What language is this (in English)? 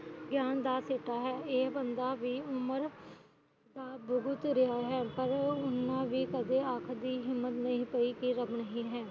Punjabi